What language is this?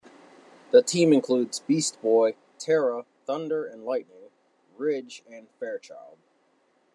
English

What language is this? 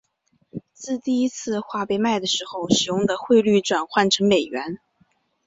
Chinese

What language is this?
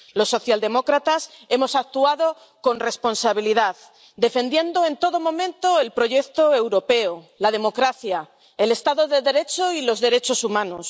Spanish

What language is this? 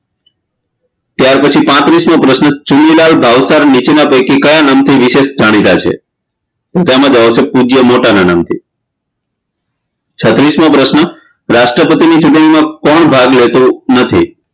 Gujarati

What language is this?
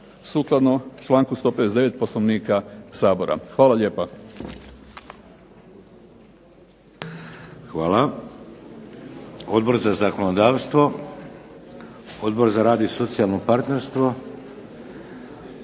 Croatian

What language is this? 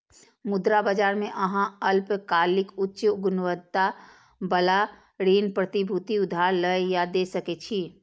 Maithili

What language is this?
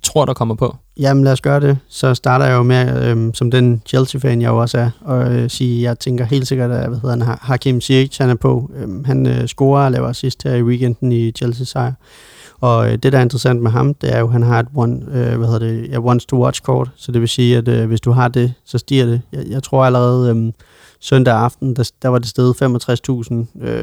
Danish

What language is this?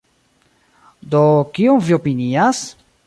Esperanto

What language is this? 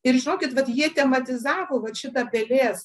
Lithuanian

